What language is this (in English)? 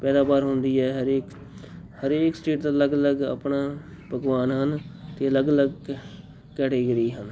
Punjabi